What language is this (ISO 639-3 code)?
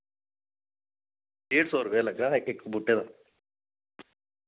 doi